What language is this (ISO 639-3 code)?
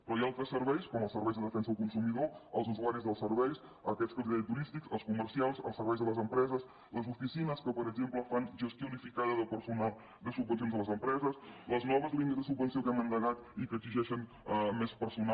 cat